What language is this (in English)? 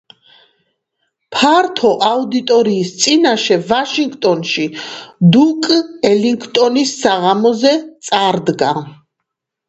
Georgian